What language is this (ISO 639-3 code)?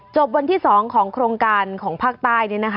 tha